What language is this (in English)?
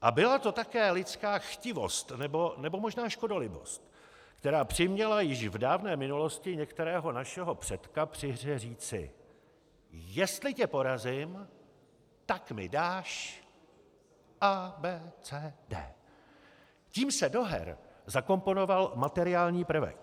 Czech